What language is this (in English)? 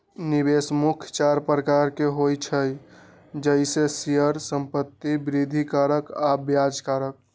Magahi